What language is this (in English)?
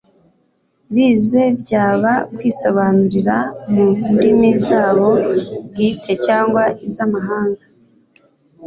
Kinyarwanda